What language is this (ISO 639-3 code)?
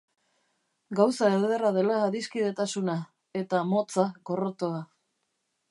eus